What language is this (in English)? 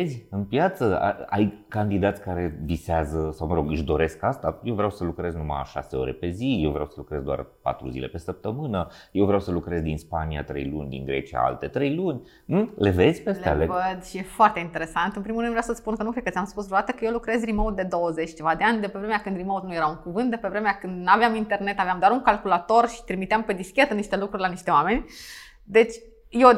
Romanian